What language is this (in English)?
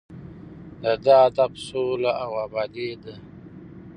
Pashto